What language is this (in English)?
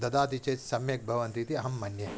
Sanskrit